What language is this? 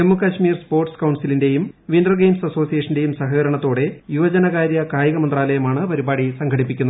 Malayalam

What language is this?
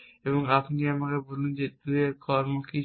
Bangla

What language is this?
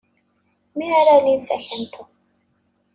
Kabyle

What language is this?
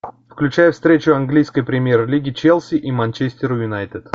Russian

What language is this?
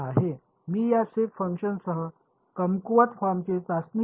Marathi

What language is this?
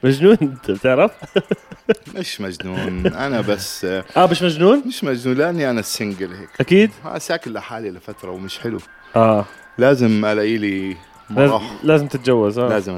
Arabic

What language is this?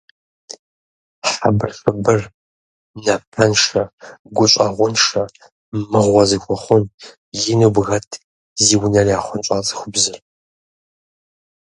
Kabardian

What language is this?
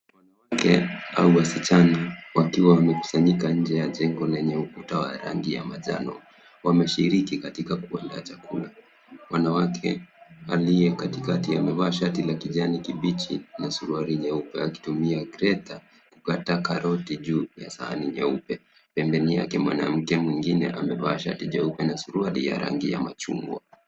Swahili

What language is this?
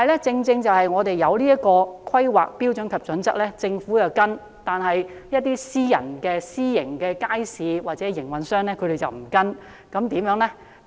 Cantonese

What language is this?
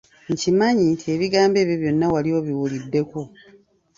Ganda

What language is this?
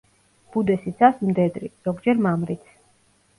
Georgian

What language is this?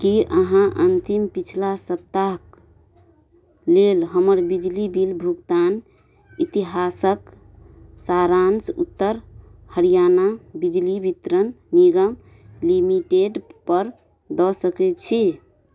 Maithili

